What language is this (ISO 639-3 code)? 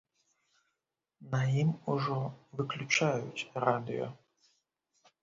bel